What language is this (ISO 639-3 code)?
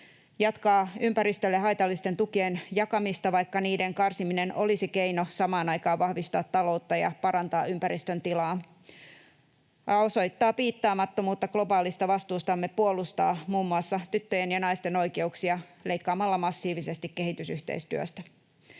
fin